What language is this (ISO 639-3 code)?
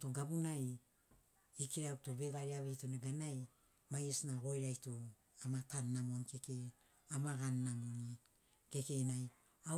snc